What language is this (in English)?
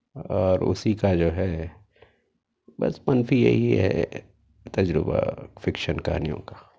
Urdu